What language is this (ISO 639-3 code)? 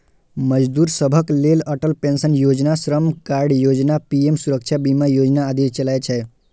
mai